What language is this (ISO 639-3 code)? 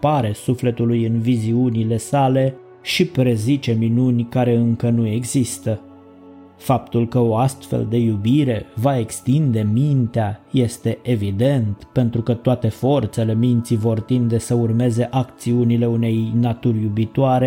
ron